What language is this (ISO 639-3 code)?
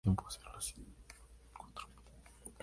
spa